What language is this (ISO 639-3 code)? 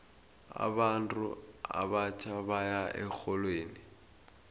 nbl